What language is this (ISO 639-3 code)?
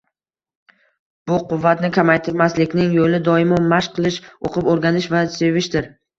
uzb